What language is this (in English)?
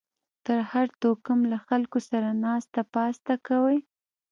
Pashto